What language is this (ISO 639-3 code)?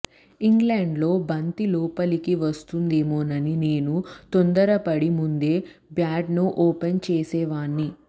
tel